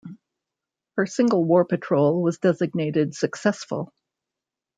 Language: English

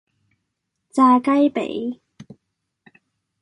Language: Cantonese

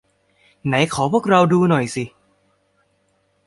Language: Thai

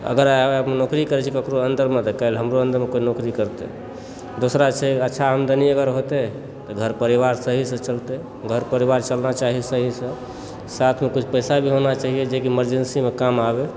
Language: Maithili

